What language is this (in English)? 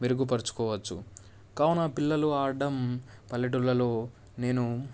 Telugu